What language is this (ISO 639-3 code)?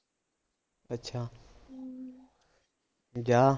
pan